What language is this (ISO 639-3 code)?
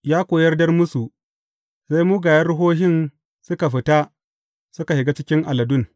hau